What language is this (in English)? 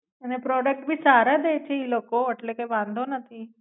Gujarati